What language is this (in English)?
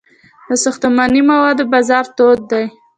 Pashto